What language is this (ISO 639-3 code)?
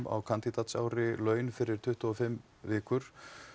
isl